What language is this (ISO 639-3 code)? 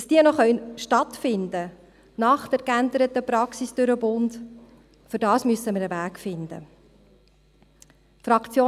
gsw